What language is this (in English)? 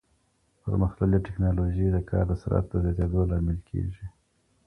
Pashto